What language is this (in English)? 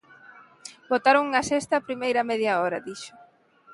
Galician